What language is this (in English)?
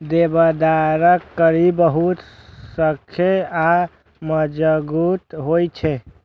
Maithili